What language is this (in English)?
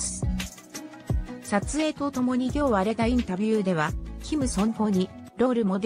Japanese